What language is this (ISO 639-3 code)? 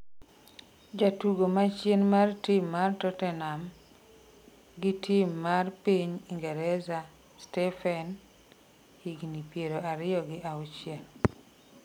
luo